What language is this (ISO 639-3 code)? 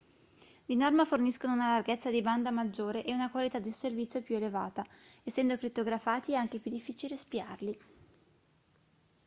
ita